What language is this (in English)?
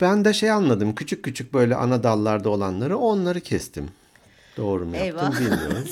Turkish